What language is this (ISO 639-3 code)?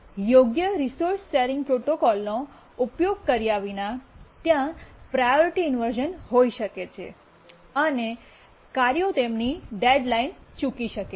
guj